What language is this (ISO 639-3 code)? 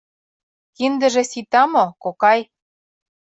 chm